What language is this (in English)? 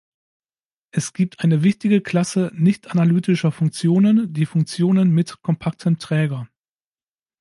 German